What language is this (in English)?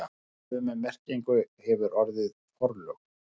Icelandic